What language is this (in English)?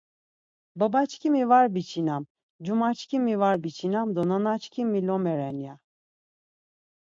Laz